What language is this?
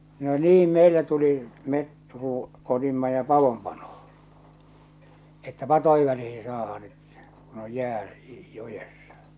Finnish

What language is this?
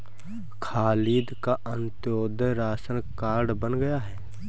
Hindi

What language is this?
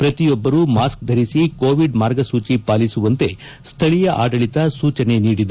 Kannada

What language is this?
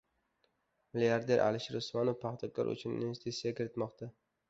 Uzbek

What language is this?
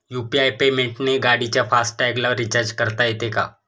Marathi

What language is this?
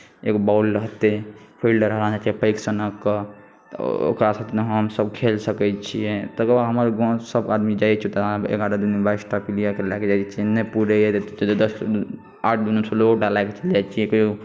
Maithili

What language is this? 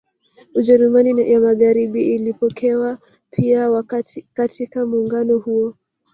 Swahili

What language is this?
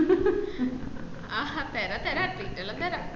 Malayalam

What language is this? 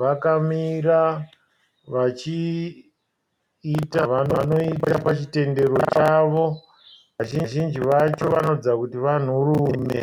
Shona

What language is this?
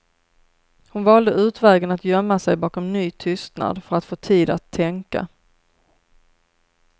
Swedish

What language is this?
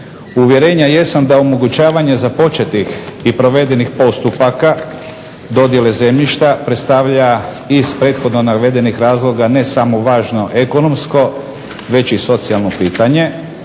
Croatian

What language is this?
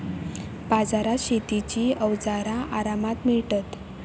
Marathi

